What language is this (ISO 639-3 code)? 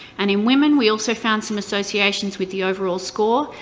eng